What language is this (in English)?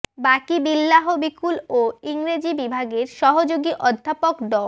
Bangla